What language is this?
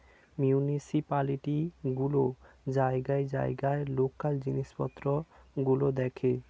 Bangla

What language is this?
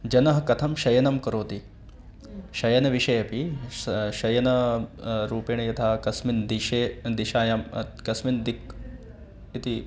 Sanskrit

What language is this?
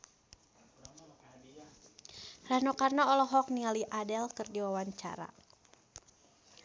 Sundanese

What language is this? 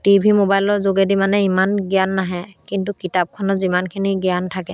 Assamese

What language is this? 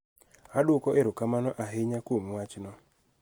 Luo (Kenya and Tanzania)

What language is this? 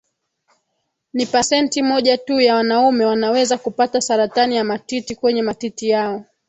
Swahili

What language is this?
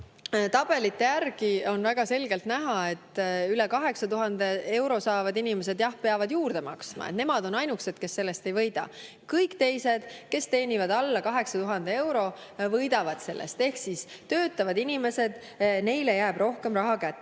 Estonian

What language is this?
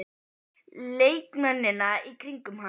Icelandic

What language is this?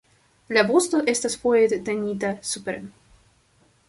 Esperanto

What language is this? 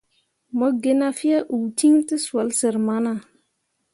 Mundang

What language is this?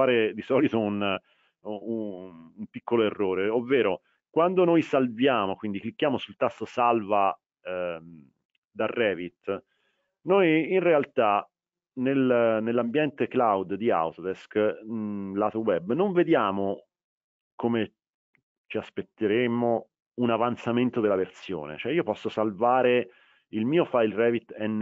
Italian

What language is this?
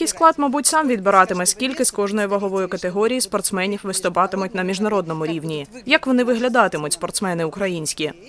Ukrainian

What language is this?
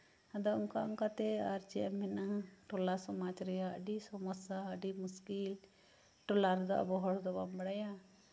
Santali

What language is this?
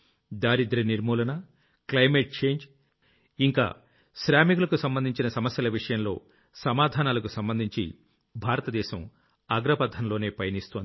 Telugu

